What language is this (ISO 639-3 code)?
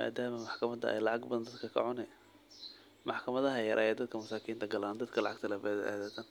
som